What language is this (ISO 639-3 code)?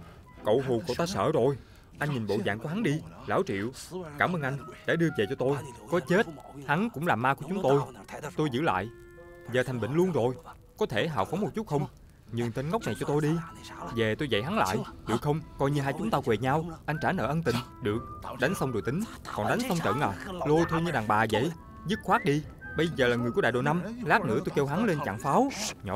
vie